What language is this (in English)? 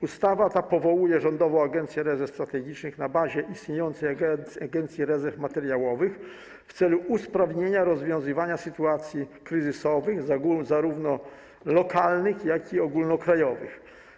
Polish